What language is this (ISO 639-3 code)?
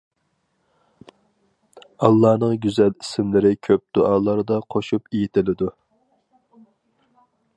uig